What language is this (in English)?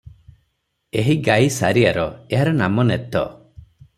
Odia